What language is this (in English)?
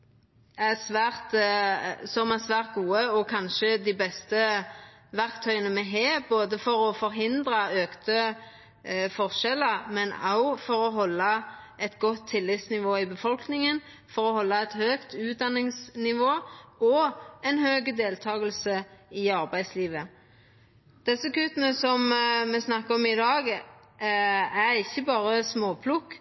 Norwegian Nynorsk